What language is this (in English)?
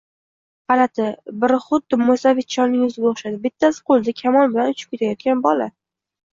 Uzbek